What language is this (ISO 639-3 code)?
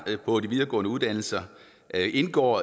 dan